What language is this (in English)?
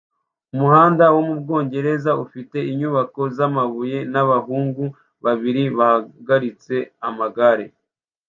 Kinyarwanda